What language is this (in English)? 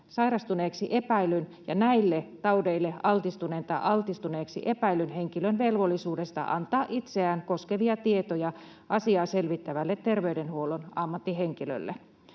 Finnish